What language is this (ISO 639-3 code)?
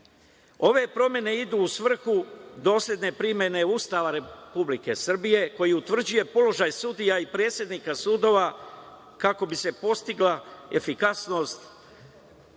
srp